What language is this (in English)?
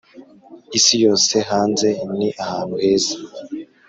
Kinyarwanda